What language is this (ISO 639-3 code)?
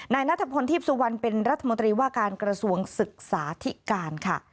tha